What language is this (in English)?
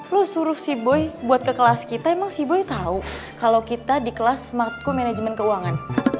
Indonesian